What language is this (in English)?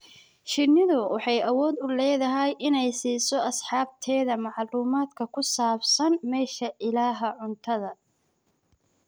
Somali